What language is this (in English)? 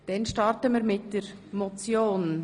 Swiss German